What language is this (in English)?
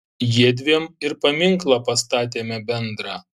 Lithuanian